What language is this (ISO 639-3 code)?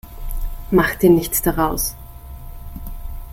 deu